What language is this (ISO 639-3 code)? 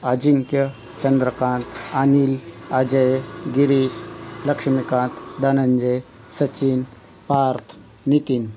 mar